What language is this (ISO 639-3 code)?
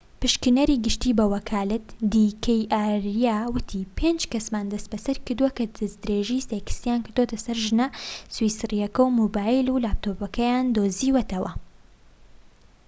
ckb